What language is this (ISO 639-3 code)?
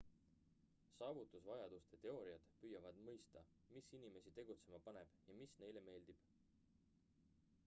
est